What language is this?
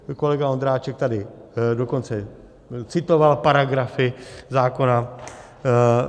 Czech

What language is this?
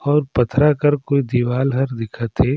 Surgujia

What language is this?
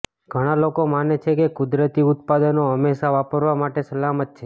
Gujarati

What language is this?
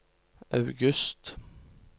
Norwegian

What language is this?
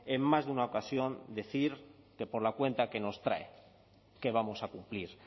Spanish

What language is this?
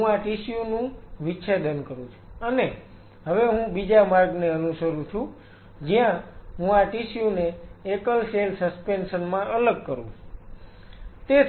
Gujarati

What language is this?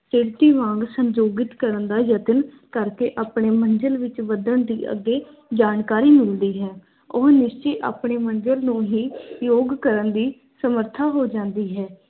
Punjabi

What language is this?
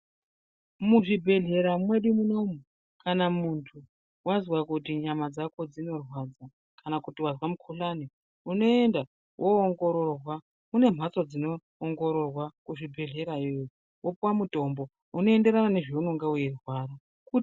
Ndau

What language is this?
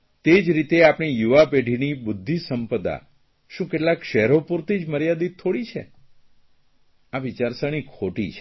Gujarati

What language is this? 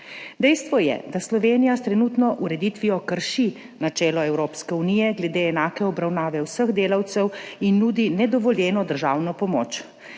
Slovenian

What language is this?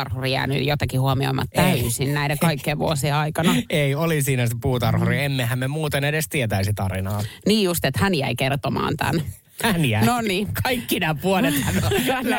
Finnish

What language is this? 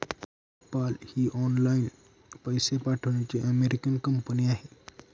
Marathi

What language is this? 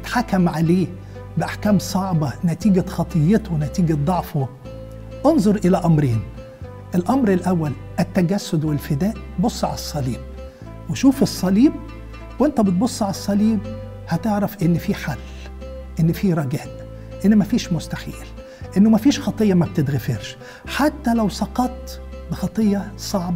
Arabic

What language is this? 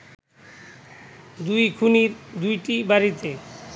Bangla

